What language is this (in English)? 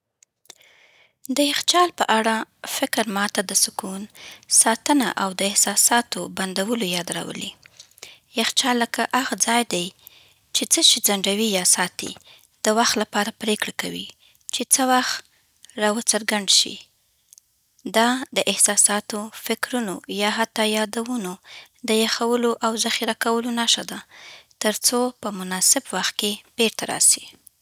Southern Pashto